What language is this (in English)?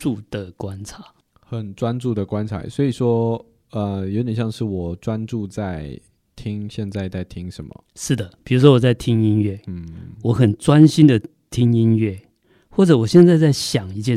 Chinese